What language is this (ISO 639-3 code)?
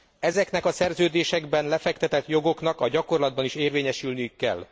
hun